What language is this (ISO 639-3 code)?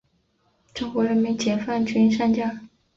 zho